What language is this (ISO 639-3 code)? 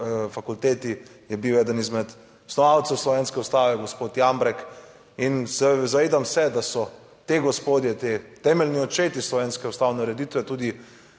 slv